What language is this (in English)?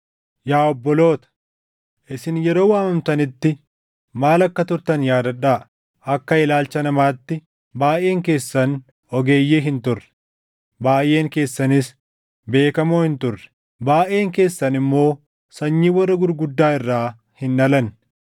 Oromo